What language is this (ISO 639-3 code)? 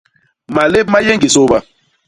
bas